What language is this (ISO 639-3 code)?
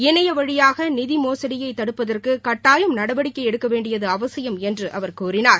tam